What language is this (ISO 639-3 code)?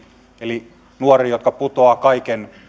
fin